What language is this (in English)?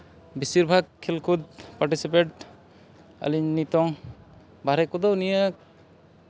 Santali